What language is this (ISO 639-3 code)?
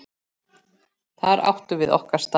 isl